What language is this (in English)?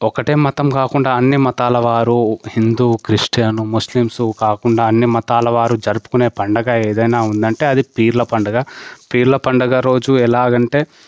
Telugu